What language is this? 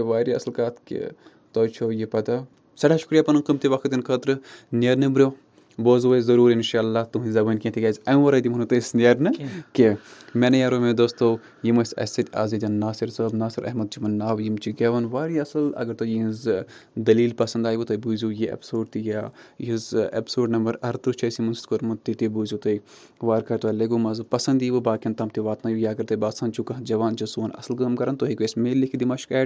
Urdu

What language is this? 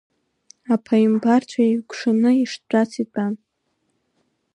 Abkhazian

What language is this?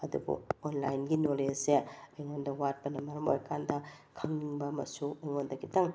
Manipuri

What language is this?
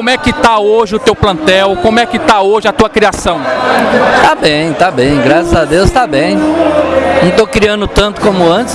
Portuguese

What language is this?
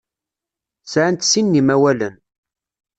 Kabyle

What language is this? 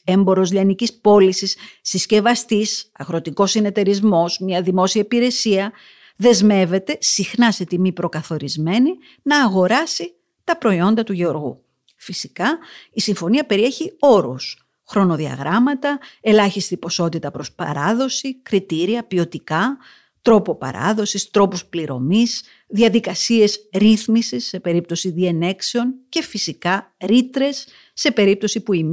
Greek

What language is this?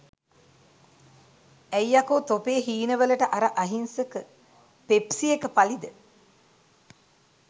Sinhala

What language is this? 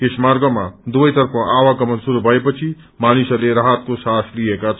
Nepali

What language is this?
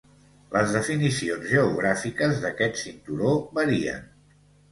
Catalan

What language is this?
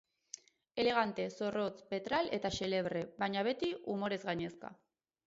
Basque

